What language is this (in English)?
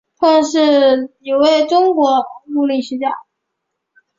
Chinese